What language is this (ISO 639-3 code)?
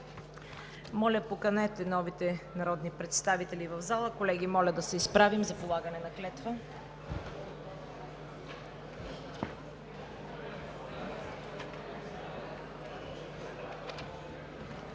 bul